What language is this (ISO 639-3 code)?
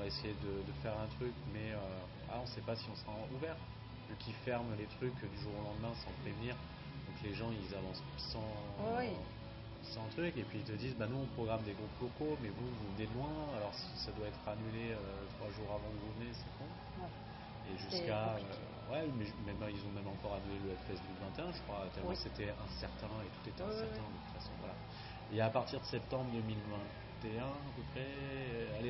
fra